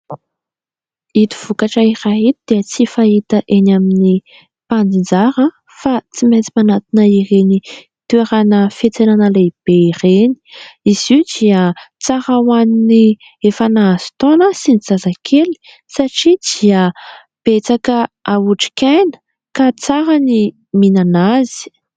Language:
Malagasy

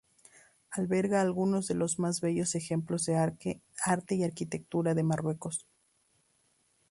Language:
Spanish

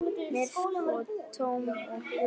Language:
Icelandic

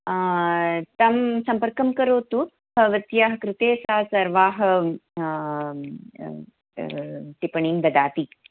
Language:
Sanskrit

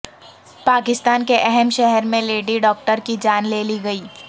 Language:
Urdu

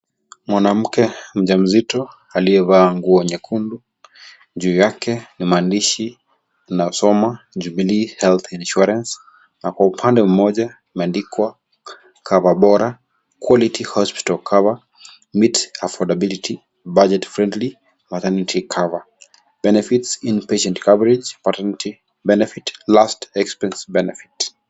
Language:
Swahili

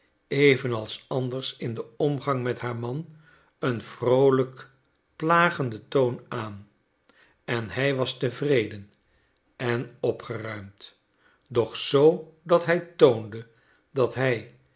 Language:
Dutch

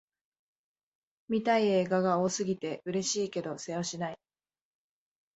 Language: Japanese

